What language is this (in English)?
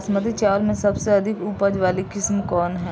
Bhojpuri